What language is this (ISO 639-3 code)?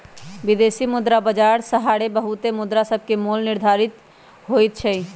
mag